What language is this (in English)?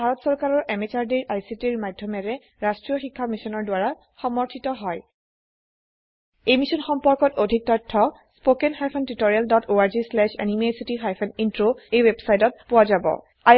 Assamese